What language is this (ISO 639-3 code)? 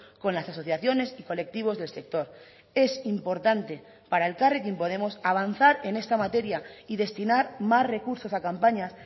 spa